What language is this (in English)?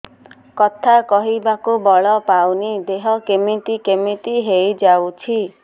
Odia